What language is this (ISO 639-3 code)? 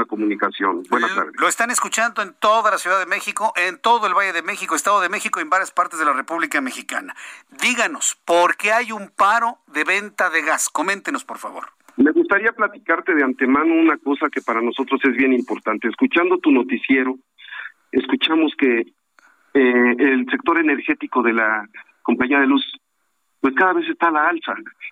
spa